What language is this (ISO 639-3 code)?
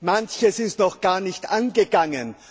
deu